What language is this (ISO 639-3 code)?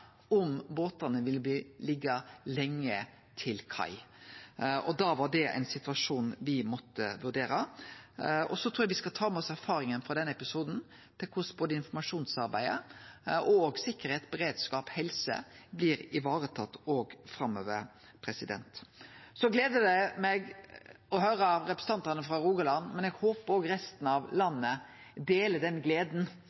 nno